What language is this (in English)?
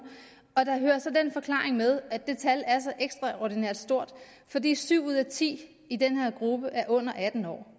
Danish